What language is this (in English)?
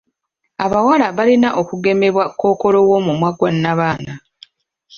Ganda